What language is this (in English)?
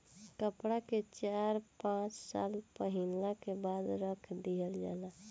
Bhojpuri